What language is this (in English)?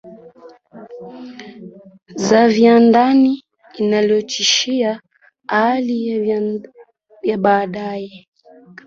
Swahili